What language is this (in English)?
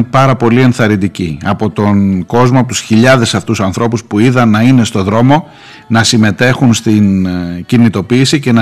Greek